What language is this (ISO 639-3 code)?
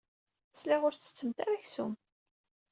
kab